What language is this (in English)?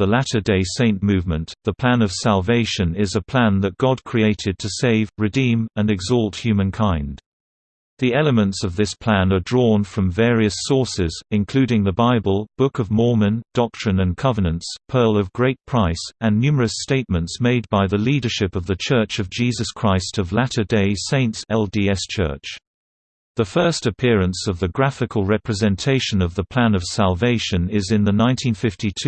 English